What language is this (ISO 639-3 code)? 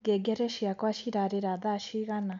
kik